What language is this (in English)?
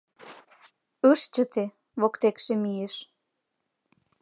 Mari